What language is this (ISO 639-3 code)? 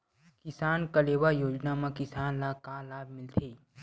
hne